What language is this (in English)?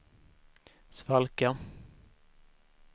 Swedish